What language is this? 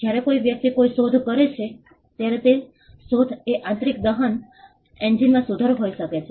Gujarati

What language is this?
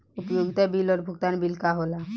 Bhojpuri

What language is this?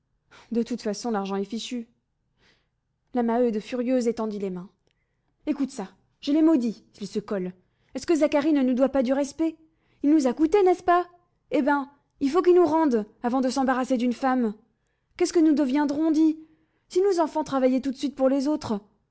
French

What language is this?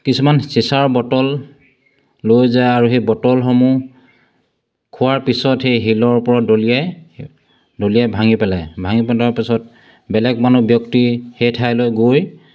Assamese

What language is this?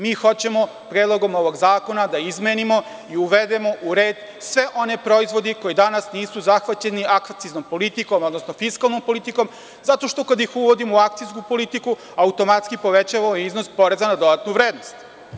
Serbian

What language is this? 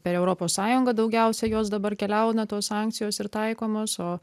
Lithuanian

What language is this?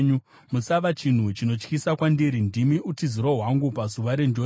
Shona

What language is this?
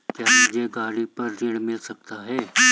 Hindi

